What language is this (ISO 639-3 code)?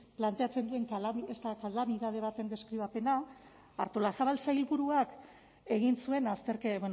eus